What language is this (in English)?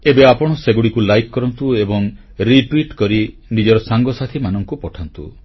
Odia